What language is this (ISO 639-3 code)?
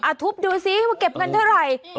tha